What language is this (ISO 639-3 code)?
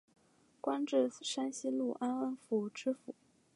zho